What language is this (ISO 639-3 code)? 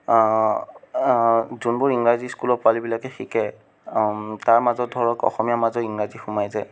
asm